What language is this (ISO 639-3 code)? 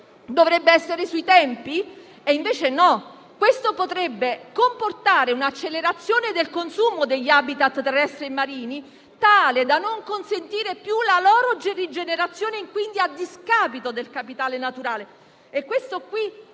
ita